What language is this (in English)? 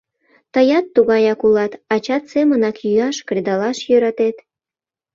Mari